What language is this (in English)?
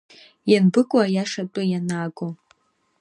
Abkhazian